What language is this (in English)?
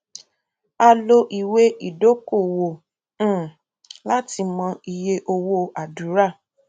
Yoruba